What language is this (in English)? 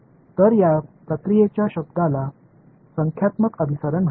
Marathi